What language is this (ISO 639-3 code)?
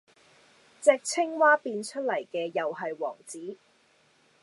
yue